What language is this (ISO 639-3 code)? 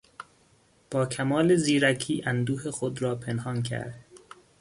fas